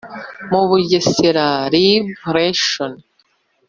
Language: Kinyarwanda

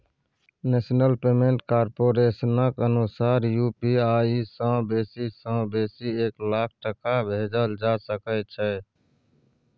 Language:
Maithili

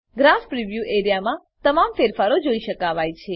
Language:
Gujarati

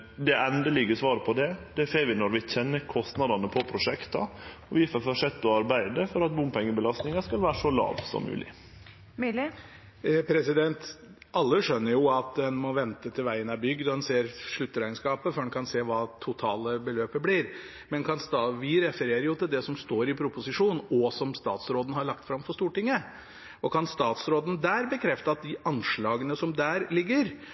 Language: Norwegian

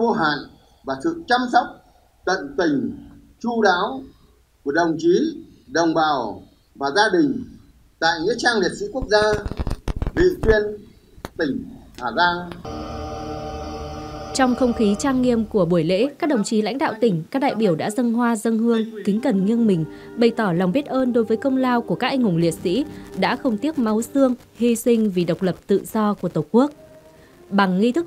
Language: Vietnamese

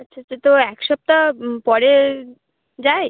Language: Bangla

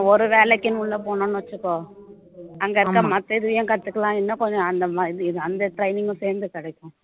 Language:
Tamil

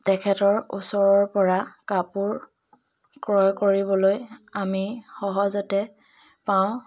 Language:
Assamese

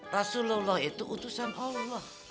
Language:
Indonesian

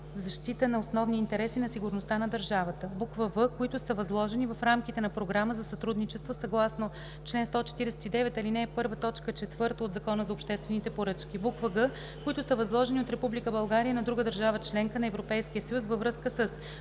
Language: Bulgarian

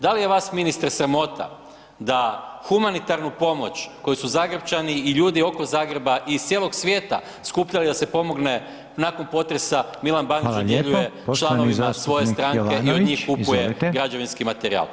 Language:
Croatian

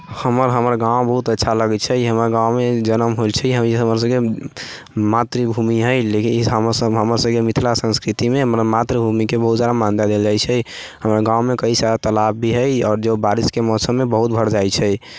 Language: Maithili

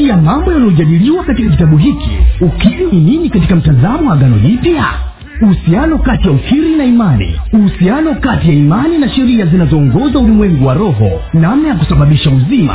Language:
Swahili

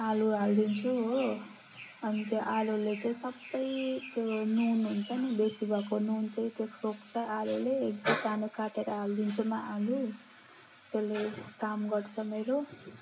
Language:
Nepali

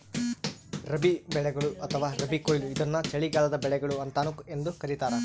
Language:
Kannada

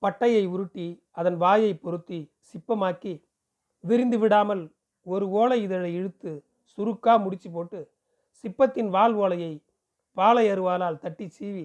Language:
Tamil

